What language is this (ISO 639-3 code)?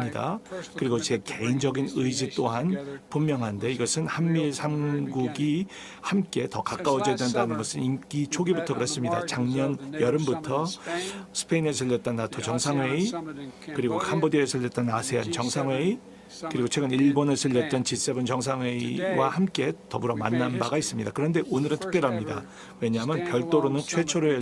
kor